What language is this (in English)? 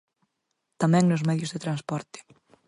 Galician